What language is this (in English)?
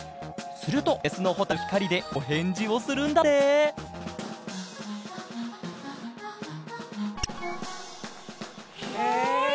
Japanese